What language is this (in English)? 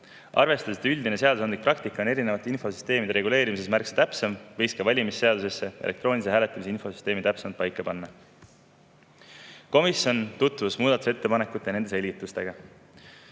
Estonian